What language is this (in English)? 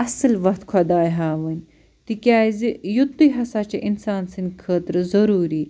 Kashmiri